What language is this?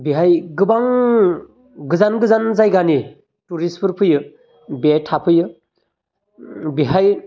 Bodo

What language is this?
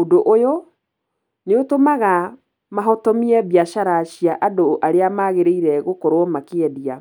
Kikuyu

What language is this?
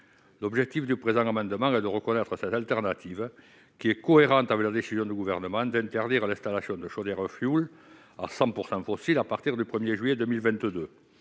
French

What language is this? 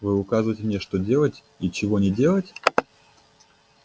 Russian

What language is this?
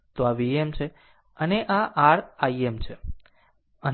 Gujarati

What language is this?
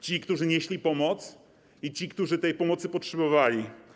Polish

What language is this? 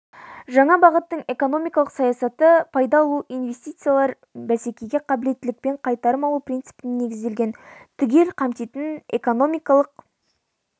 Kazakh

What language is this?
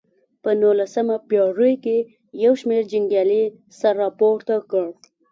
Pashto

